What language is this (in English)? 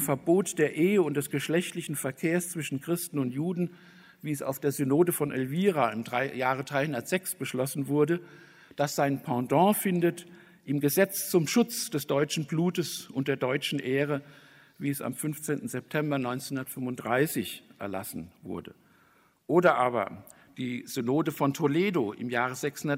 German